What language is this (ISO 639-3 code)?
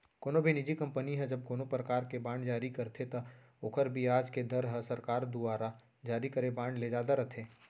hne